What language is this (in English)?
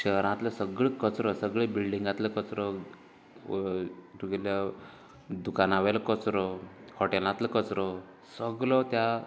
Konkani